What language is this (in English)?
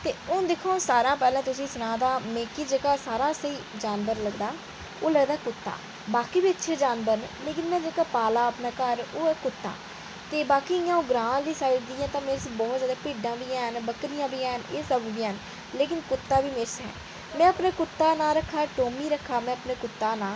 Dogri